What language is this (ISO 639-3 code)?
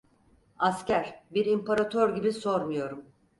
tur